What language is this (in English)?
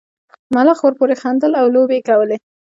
Pashto